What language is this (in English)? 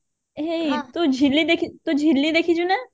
Odia